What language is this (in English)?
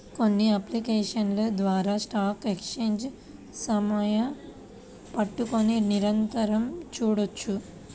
Telugu